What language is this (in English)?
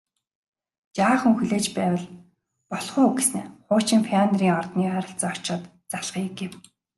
Mongolian